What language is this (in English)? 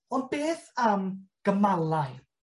Welsh